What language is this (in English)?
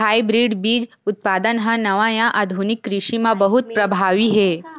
Chhattisgarhi